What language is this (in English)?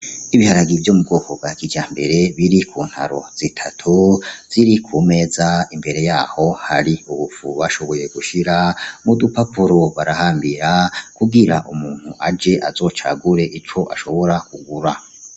Rundi